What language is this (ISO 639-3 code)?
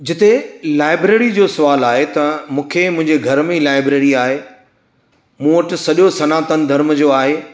snd